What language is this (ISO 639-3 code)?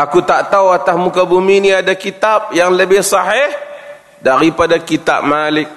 msa